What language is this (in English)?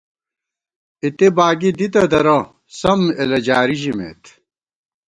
Gawar-Bati